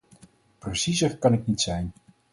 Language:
Dutch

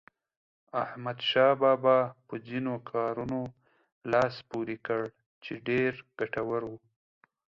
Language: Pashto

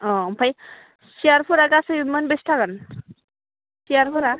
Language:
Bodo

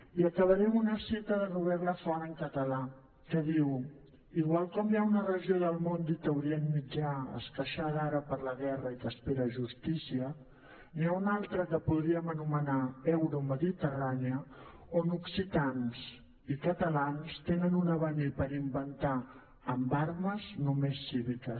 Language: Catalan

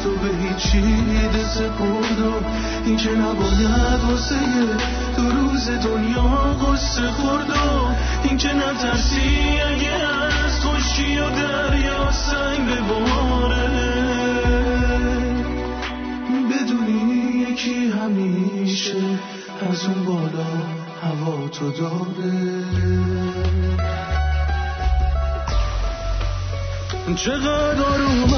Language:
Persian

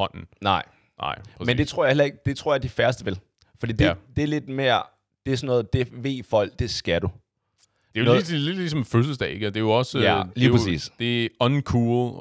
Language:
Danish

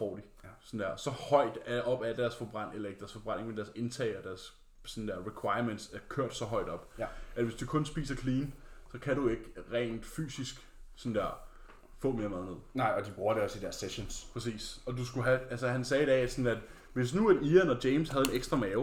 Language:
Danish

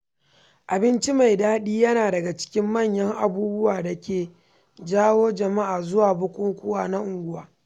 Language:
Hausa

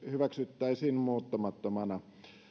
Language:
Finnish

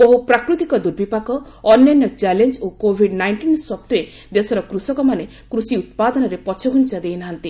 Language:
Odia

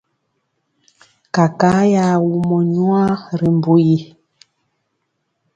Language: Mpiemo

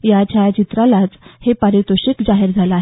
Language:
Marathi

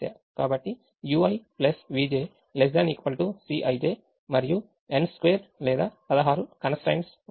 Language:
Telugu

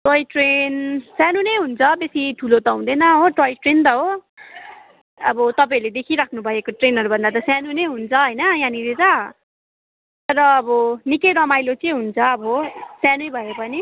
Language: Nepali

